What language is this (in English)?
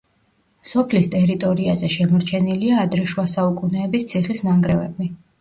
Georgian